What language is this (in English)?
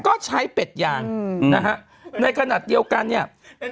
Thai